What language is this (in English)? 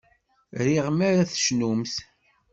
Kabyle